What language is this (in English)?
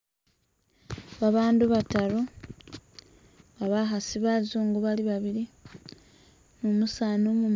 Masaaba